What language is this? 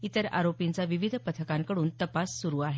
Marathi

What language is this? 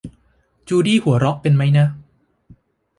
Thai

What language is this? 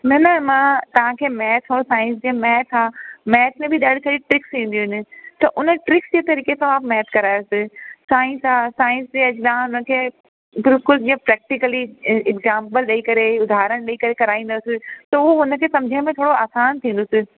Sindhi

